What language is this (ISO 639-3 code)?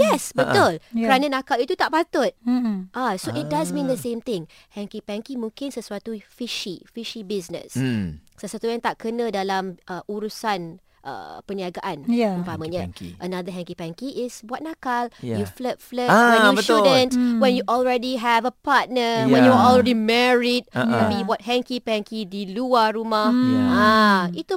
msa